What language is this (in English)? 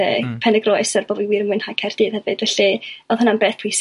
Welsh